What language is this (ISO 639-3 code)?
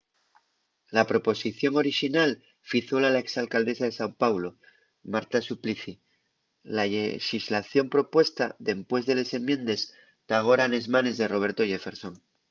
ast